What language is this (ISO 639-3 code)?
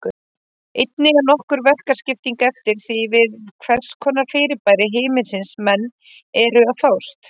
isl